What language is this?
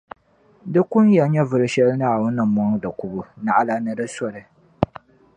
Dagbani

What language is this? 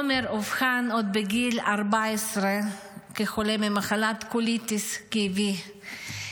Hebrew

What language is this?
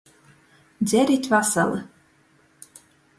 Latgalian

